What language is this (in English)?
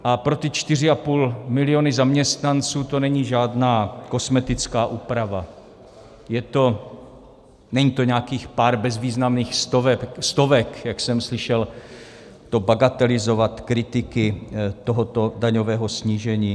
Czech